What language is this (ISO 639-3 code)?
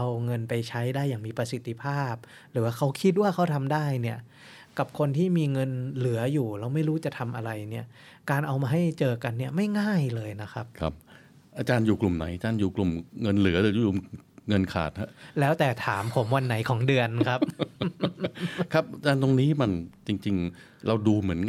tha